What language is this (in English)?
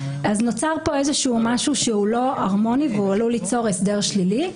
Hebrew